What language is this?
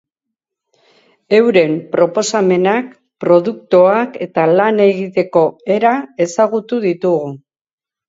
Basque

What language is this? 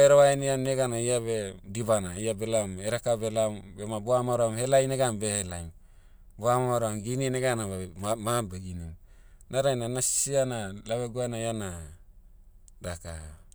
Motu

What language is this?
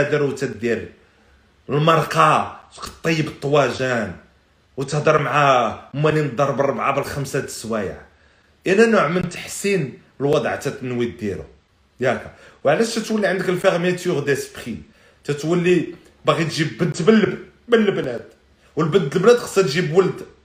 Arabic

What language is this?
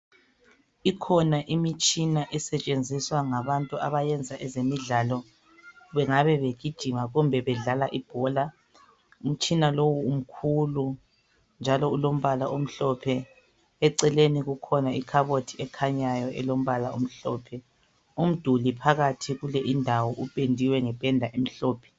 North Ndebele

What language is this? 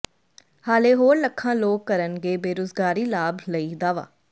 Punjabi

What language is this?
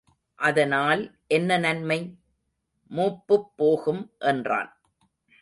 Tamil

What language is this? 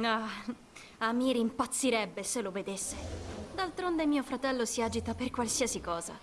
Italian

